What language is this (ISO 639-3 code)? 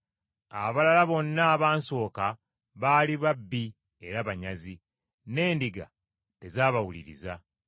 lug